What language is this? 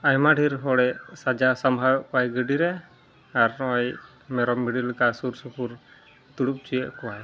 Santali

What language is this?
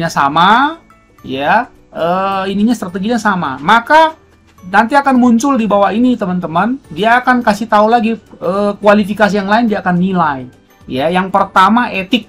Indonesian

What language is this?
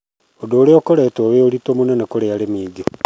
Kikuyu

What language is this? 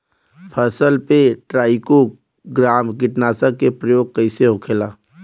Bhojpuri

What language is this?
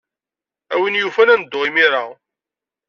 Kabyle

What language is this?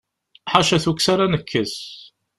Kabyle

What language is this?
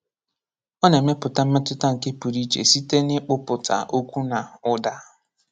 Igbo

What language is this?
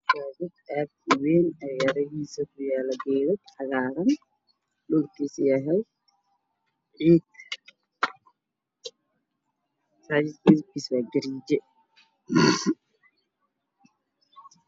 Somali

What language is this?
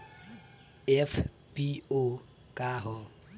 Bhojpuri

